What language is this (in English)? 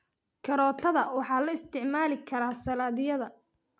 Somali